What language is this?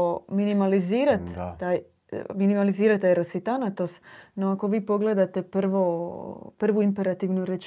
Croatian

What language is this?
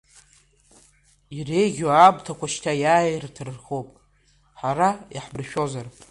Abkhazian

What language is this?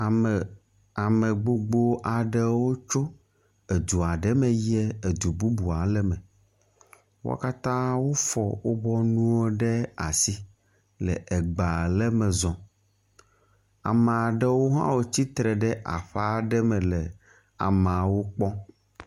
Ewe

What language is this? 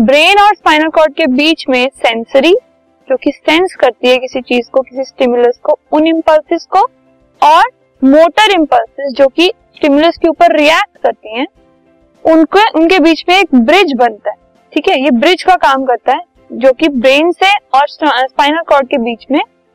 Hindi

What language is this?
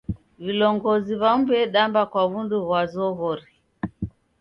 Taita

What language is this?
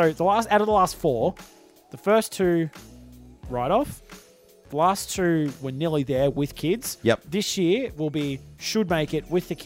English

